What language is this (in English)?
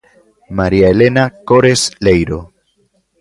Galician